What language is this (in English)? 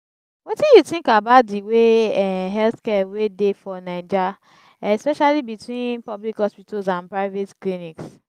Nigerian Pidgin